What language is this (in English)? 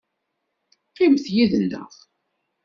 Kabyle